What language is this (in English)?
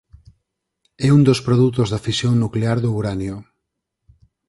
Galician